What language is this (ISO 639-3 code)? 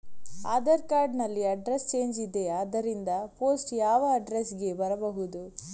kan